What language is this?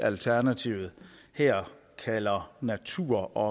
Danish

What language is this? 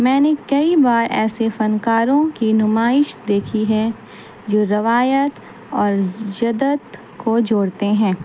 Urdu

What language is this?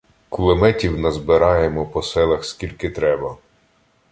Ukrainian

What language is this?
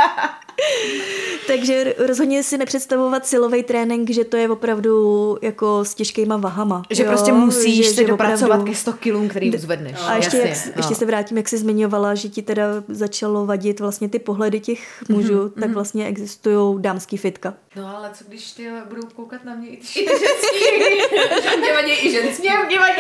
Czech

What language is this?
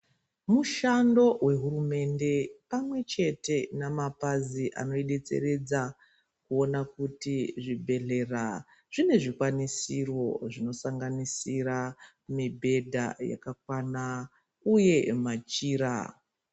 Ndau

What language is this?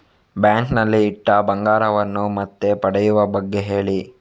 Kannada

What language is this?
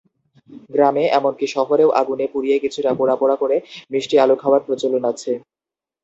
Bangla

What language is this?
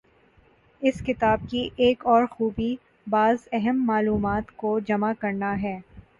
Urdu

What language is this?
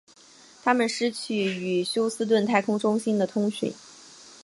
Chinese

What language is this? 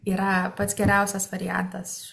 Lithuanian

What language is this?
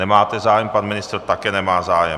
Czech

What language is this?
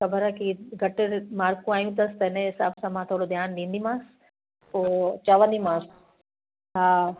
Sindhi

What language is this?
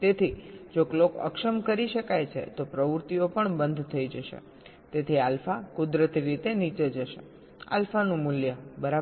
Gujarati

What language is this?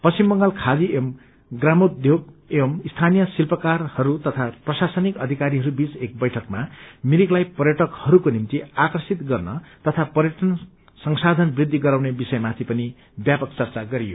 Nepali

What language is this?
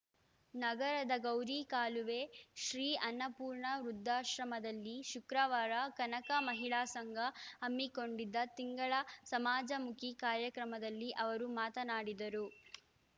Kannada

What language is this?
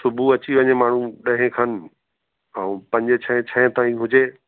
Sindhi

